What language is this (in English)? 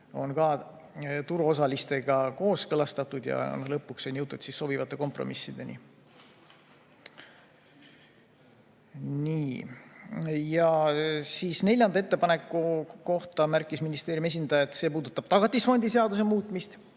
Estonian